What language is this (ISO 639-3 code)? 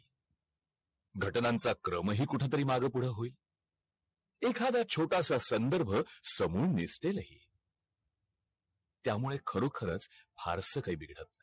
mar